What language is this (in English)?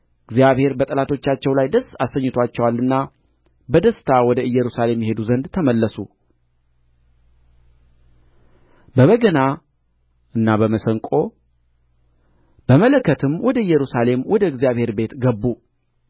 Amharic